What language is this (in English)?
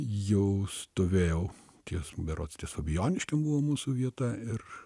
Lithuanian